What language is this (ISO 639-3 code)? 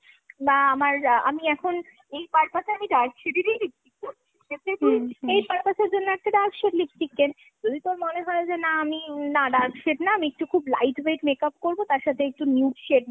ben